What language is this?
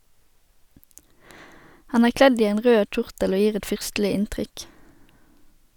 Norwegian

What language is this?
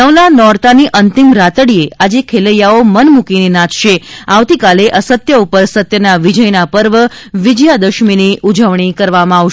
Gujarati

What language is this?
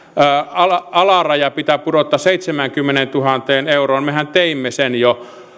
Finnish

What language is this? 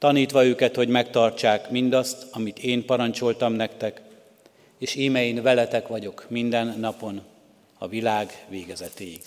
Hungarian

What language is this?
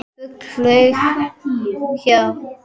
Icelandic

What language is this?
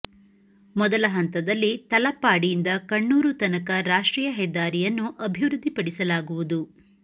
Kannada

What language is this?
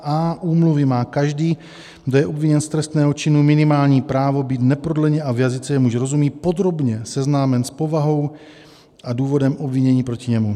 Czech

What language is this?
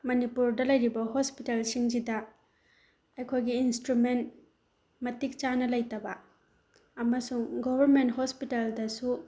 Manipuri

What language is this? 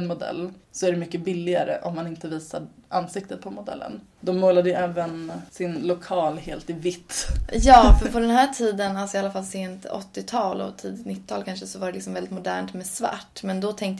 Swedish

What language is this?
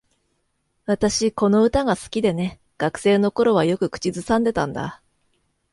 Japanese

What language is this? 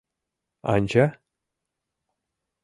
Mari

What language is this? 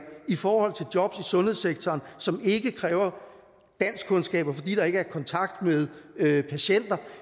Danish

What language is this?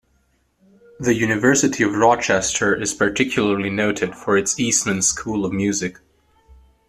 English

